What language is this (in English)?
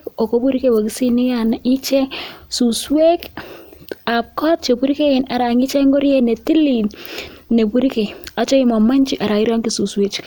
Kalenjin